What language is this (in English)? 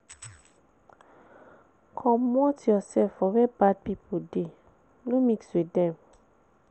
Nigerian Pidgin